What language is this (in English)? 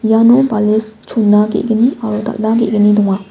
Garo